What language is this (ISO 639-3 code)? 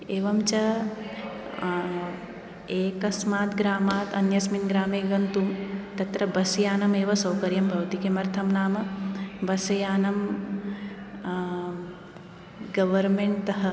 san